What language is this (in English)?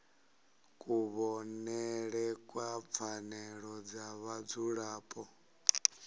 Venda